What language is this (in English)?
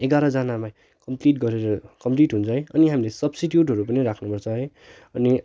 Nepali